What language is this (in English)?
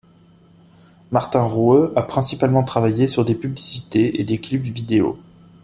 French